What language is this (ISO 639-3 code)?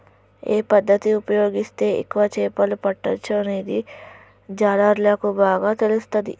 tel